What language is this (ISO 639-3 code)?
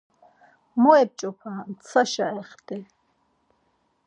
lzz